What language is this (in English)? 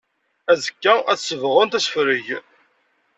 Kabyle